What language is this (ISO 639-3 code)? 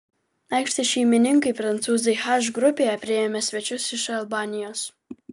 lit